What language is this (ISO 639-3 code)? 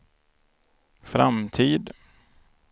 swe